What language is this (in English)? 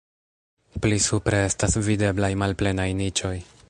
Esperanto